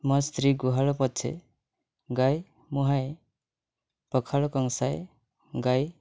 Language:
Odia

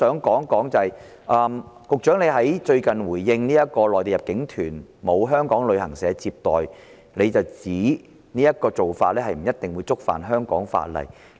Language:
Cantonese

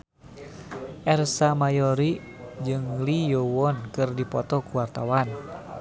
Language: Sundanese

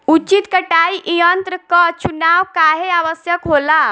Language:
Bhojpuri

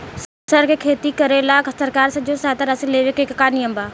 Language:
Bhojpuri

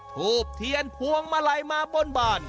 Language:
Thai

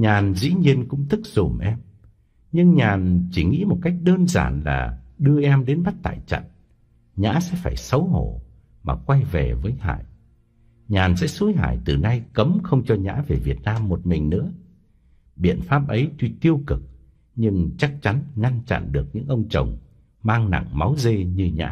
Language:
Vietnamese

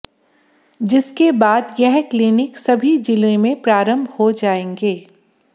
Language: Hindi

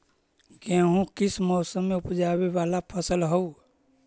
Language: Magahi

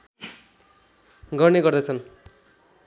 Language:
Nepali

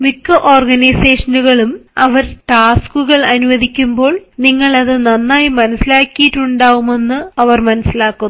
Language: Malayalam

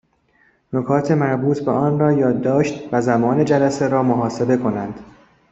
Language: Persian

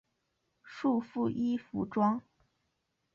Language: Chinese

